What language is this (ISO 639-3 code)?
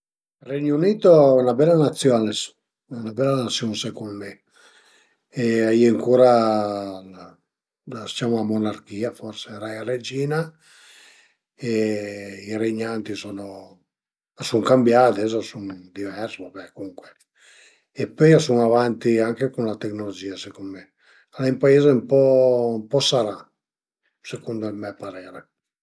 pms